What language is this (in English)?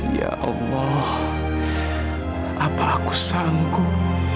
Indonesian